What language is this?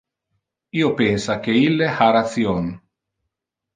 Interlingua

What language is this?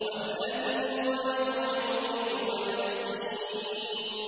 Arabic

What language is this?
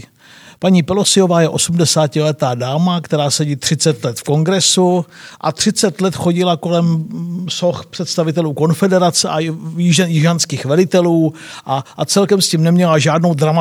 Czech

